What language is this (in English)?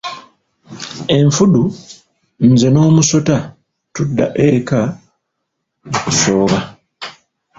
Ganda